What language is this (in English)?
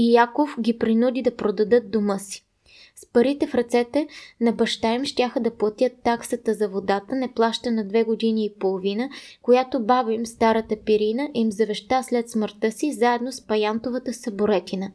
Bulgarian